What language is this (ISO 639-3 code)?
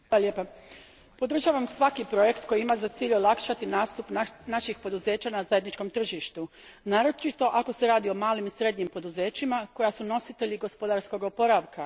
hrv